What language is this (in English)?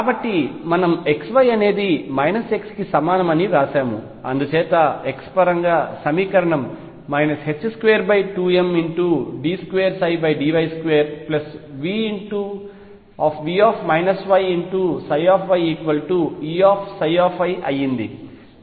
Telugu